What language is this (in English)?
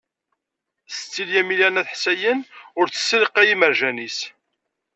Kabyle